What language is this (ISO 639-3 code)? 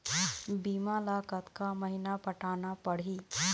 hne